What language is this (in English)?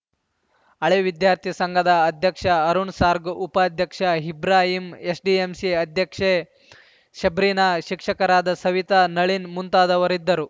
Kannada